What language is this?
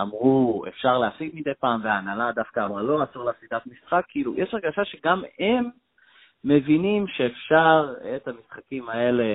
Hebrew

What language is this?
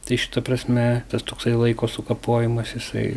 Lithuanian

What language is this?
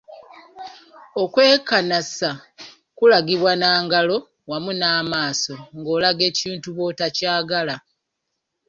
Ganda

